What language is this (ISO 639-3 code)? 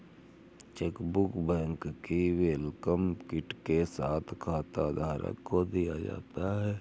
hin